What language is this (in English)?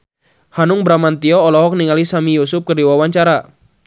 Sundanese